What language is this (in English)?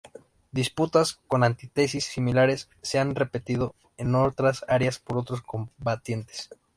Spanish